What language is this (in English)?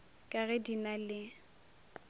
Northern Sotho